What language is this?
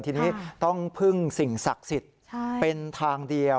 Thai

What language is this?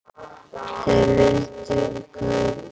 Icelandic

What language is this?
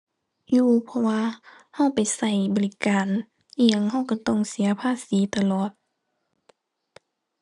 Thai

